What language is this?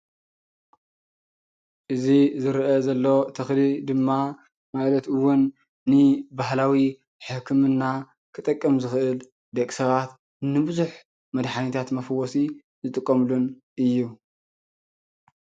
Tigrinya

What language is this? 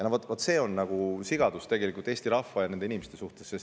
Estonian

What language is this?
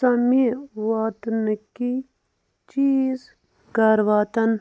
Kashmiri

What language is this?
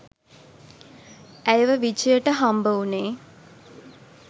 Sinhala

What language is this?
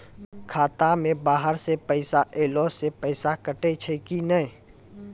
Maithili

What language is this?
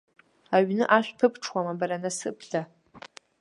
Abkhazian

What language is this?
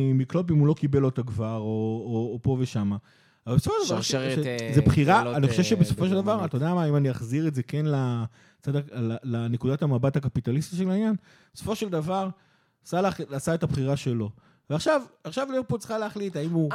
Hebrew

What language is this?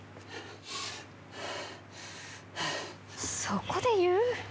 Japanese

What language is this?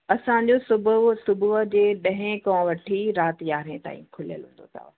Sindhi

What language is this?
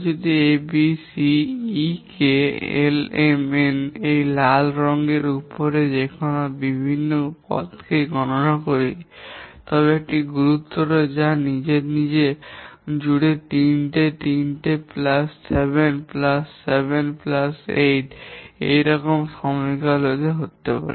Bangla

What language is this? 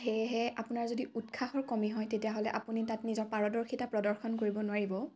Assamese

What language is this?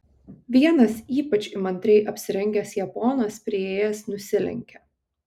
Lithuanian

